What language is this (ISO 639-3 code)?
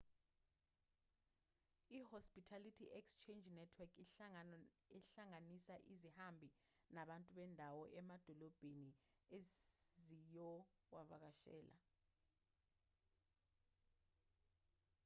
zul